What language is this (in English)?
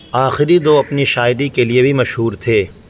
Urdu